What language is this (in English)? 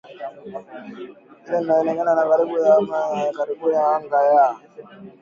Swahili